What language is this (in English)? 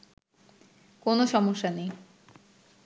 Bangla